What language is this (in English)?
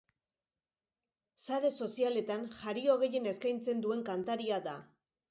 Basque